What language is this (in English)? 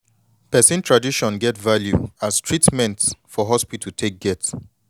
Nigerian Pidgin